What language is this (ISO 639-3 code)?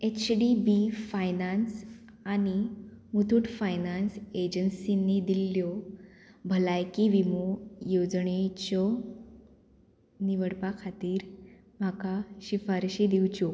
kok